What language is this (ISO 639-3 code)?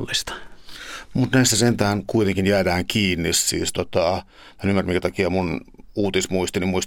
fin